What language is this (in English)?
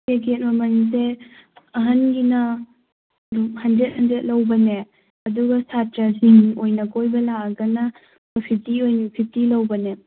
Manipuri